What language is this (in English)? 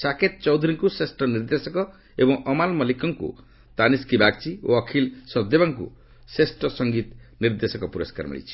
Odia